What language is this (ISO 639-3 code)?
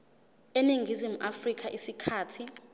zul